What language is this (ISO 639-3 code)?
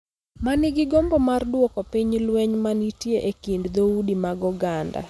luo